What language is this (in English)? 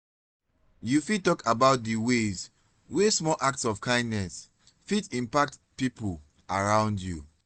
Nigerian Pidgin